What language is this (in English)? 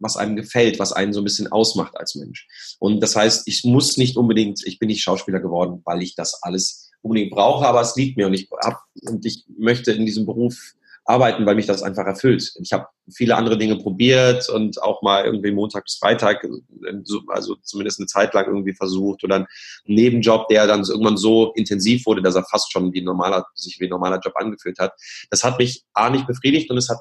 German